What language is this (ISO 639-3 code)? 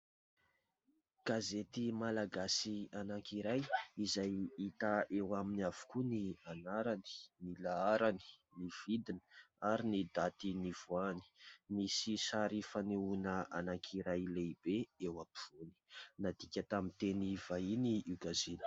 mlg